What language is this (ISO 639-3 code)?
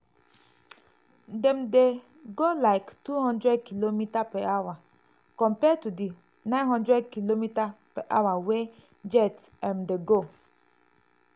pcm